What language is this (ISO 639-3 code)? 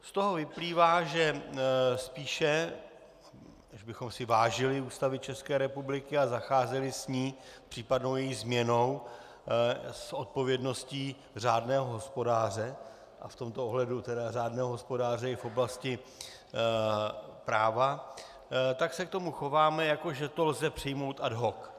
ces